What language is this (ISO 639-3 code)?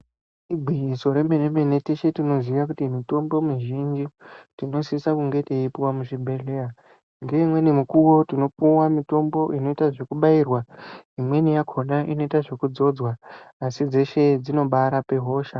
ndc